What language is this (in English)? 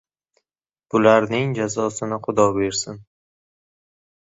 Uzbek